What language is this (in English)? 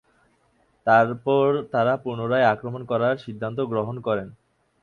Bangla